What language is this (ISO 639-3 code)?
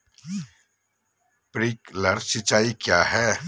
mag